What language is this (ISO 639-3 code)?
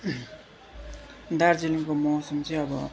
nep